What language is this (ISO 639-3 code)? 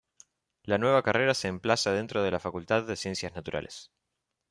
spa